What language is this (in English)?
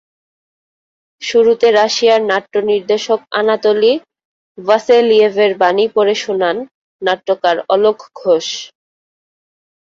Bangla